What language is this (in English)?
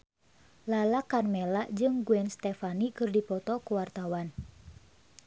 Sundanese